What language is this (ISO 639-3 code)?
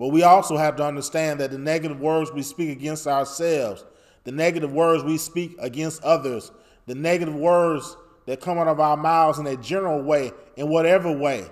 eng